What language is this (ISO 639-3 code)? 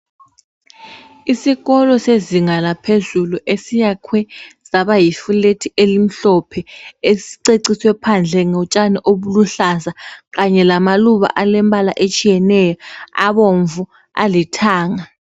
nde